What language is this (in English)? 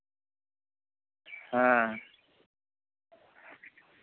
Santali